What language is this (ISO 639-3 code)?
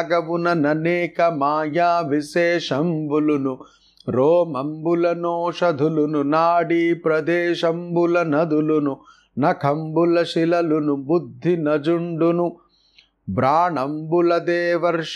tel